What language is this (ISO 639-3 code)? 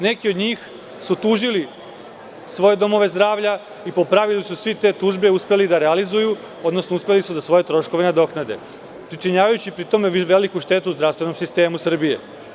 srp